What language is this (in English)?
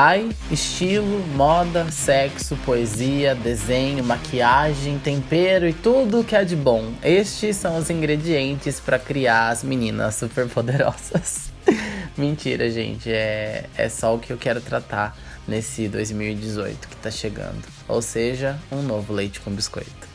Portuguese